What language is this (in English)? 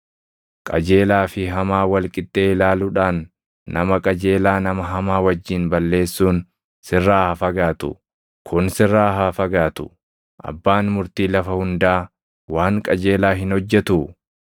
Oromo